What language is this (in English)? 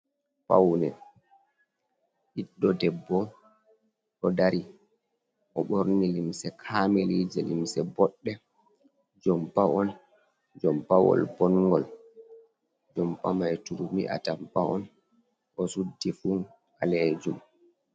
Fula